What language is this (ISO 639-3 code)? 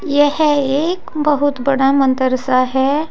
hin